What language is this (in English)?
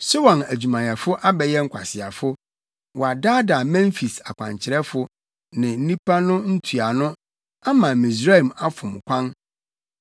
Akan